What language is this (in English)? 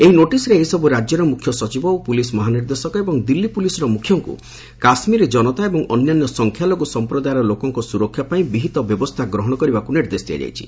Odia